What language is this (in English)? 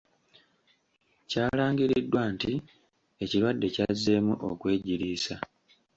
Ganda